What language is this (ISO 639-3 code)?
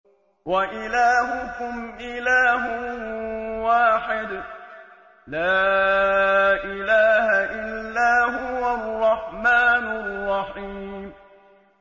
ara